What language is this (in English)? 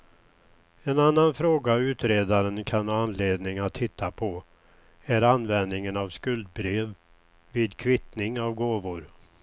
Swedish